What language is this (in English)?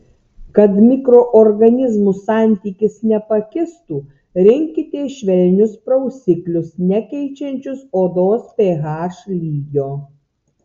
Lithuanian